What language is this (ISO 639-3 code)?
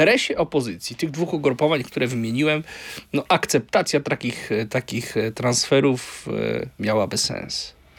pol